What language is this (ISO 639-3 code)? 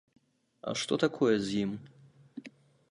bel